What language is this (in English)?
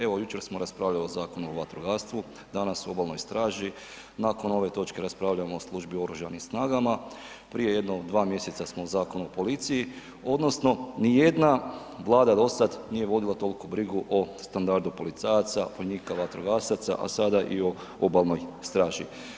Croatian